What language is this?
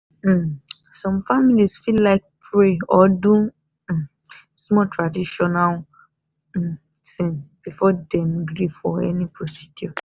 Nigerian Pidgin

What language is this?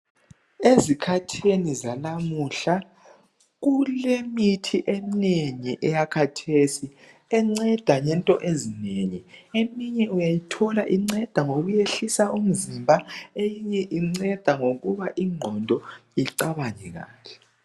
North Ndebele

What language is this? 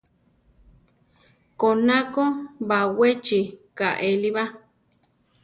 Central Tarahumara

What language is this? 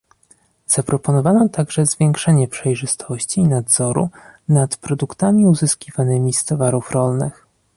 Polish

